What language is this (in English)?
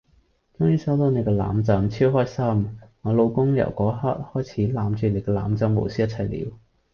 Cantonese